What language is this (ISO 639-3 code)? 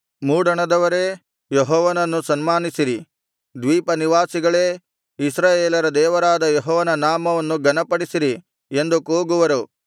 kan